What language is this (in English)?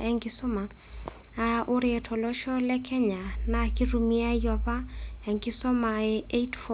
Masai